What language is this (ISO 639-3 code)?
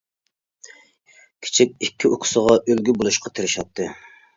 uig